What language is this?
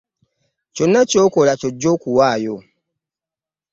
Ganda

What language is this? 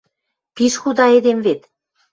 Western Mari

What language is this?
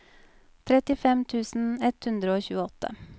Norwegian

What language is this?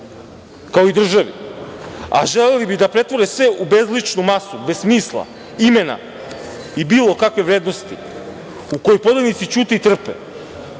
Serbian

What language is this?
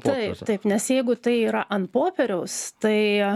Lithuanian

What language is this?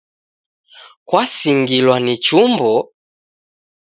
Taita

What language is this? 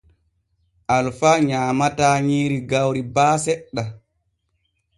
Borgu Fulfulde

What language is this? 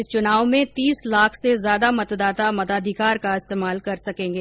Hindi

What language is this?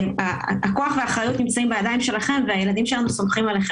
Hebrew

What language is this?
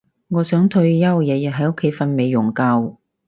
Cantonese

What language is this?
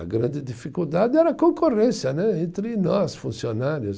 Portuguese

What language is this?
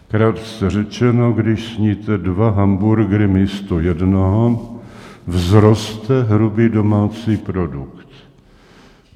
Czech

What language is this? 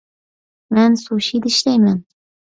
Uyghur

